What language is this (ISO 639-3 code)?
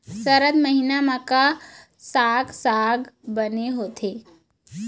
hne